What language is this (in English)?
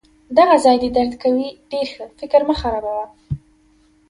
Pashto